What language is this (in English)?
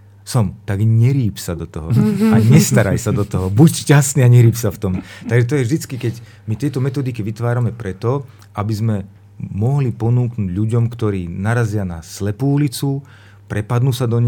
Slovak